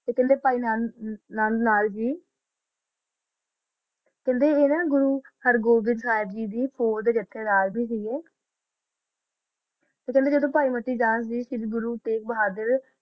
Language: Punjabi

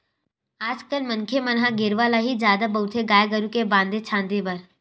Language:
Chhattisgarhi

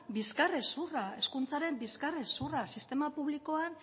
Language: Basque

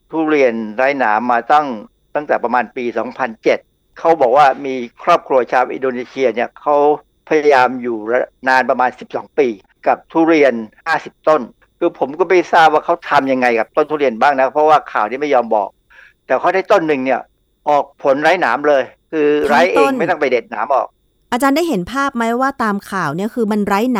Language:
Thai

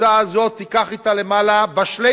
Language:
Hebrew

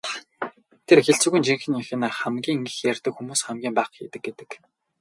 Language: Mongolian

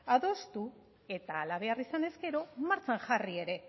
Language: Basque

